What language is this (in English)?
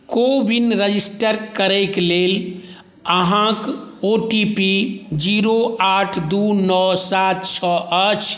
Maithili